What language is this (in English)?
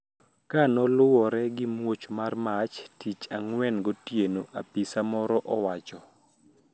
Luo (Kenya and Tanzania)